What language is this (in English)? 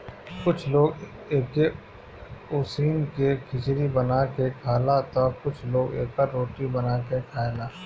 Bhojpuri